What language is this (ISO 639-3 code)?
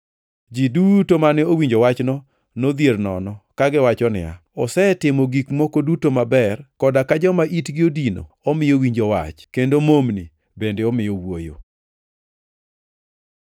luo